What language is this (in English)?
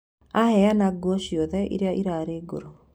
Kikuyu